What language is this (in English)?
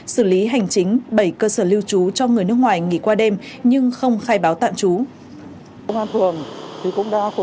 Vietnamese